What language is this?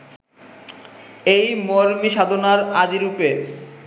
Bangla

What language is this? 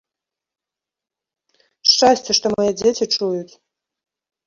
Belarusian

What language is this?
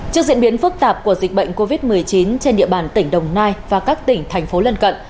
Vietnamese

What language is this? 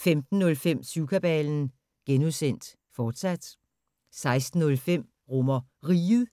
Danish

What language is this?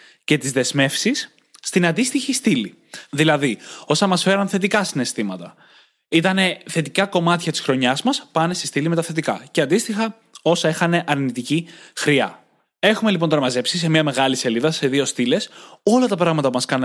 Greek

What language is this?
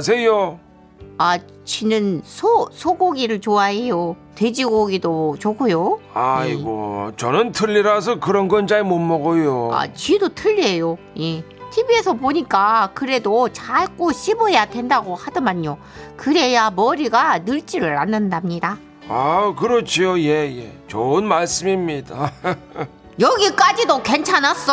Korean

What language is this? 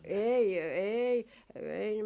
Finnish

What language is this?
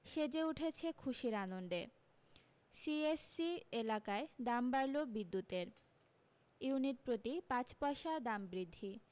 Bangla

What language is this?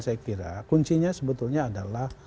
Indonesian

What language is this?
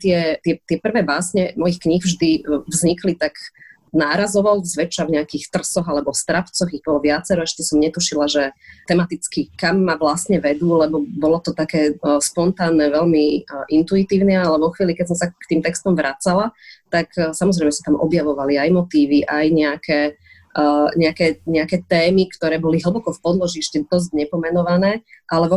Slovak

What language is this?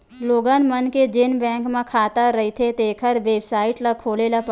Chhattisgarhi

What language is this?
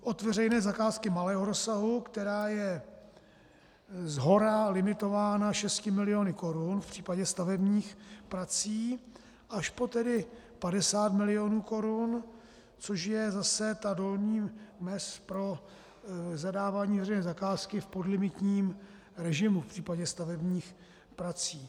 Czech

